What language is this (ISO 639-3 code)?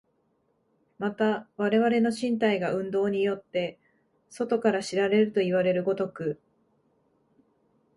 jpn